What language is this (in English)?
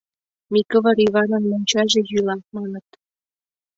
Mari